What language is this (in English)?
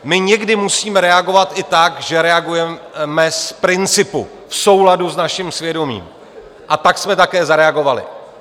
Czech